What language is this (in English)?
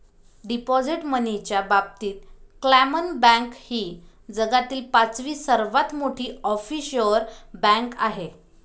Marathi